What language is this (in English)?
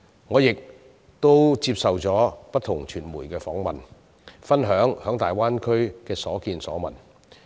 Cantonese